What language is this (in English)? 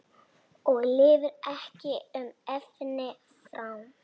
Icelandic